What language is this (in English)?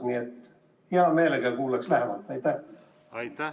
Estonian